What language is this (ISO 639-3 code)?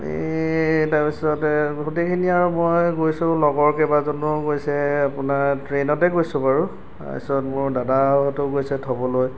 asm